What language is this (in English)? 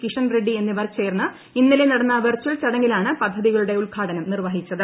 Malayalam